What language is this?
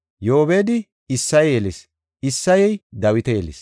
Gofa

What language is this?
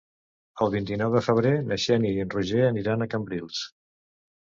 Catalan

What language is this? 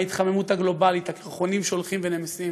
Hebrew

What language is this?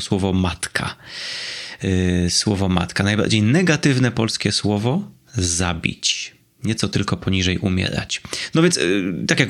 Polish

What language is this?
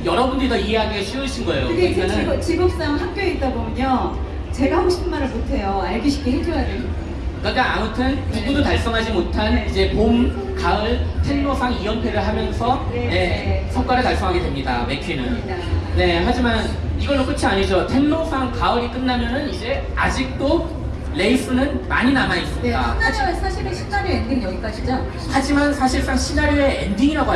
Korean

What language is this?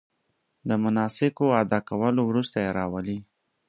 Pashto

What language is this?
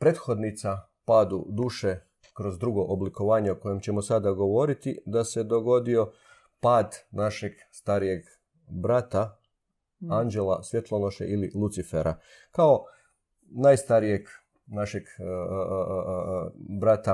Croatian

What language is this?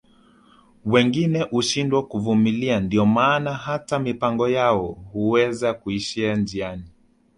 Swahili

